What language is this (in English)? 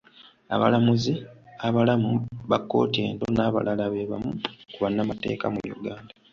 Ganda